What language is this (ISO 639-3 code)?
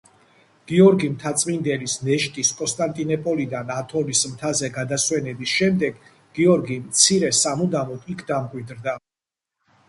kat